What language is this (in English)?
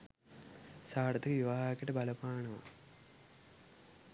Sinhala